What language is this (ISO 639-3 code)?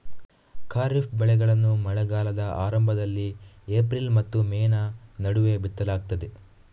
kan